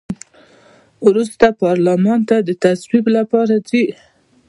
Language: Pashto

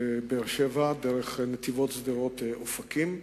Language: Hebrew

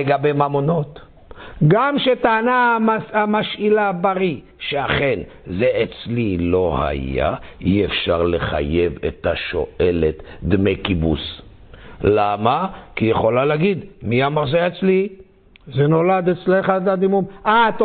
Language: Hebrew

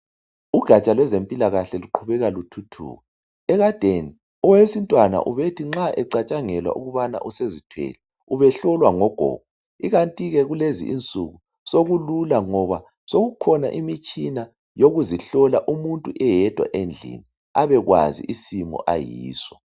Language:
North Ndebele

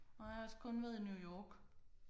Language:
Danish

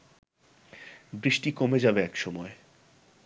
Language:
Bangla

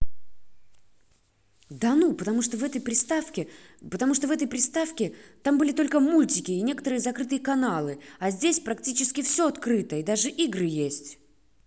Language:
Russian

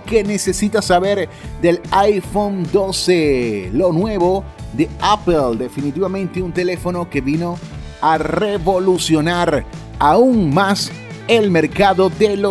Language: Spanish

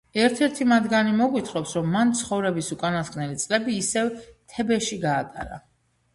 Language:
Georgian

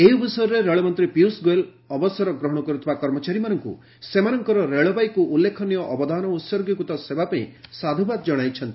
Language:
Odia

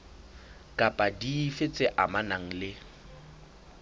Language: Southern Sotho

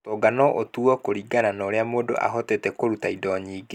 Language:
Kikuyu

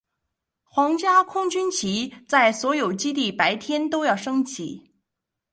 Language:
Chinese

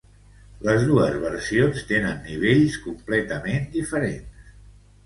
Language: Catalan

